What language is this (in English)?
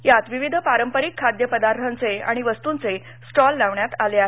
Marathi